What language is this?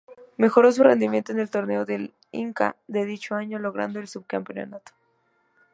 Spanish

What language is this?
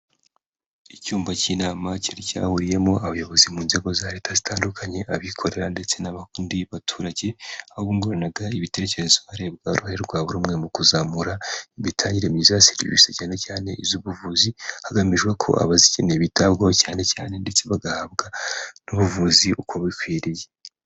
Kinyarwanda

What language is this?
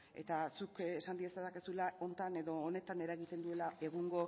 Basque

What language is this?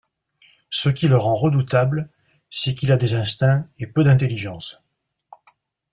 French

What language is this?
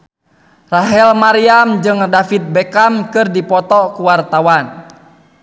Sundanese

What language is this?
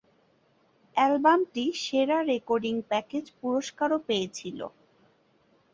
Bangla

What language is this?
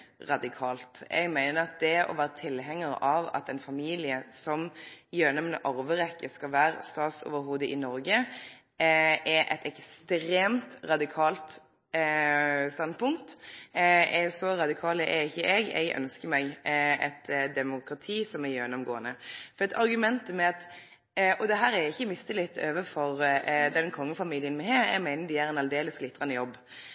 Norwegian Nynorsk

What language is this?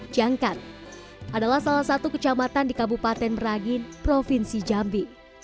Indonesian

